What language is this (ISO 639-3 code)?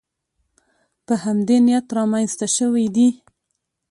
pus